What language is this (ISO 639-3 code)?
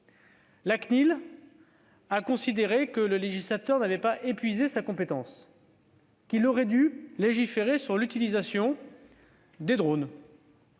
fra